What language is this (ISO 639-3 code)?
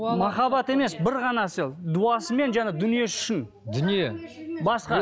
kaz